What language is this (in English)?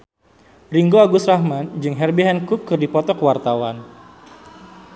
Sundanese